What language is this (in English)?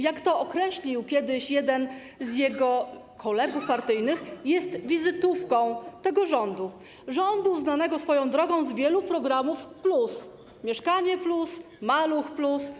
Polish